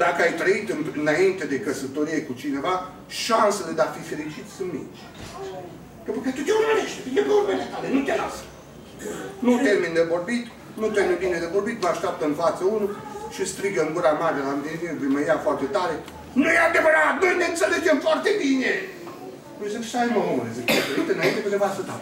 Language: Romanian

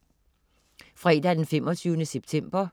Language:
Danish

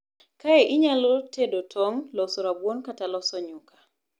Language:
Luo (Kenya and Tanzania)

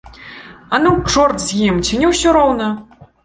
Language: Belarusian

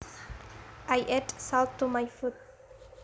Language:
Javanese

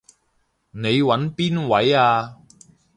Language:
Cantonese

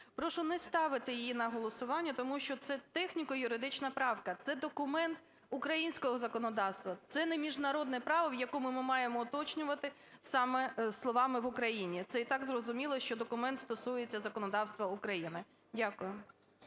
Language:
Ukrainian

